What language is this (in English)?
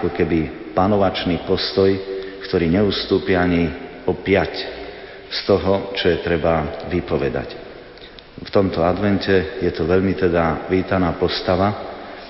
Slovak